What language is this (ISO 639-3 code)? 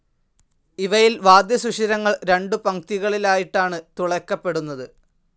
mal